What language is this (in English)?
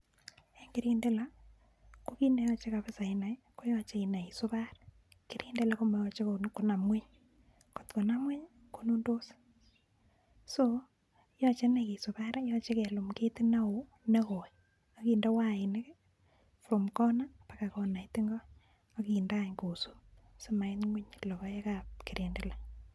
Kalenjin